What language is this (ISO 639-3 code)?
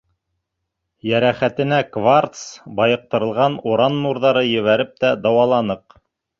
bak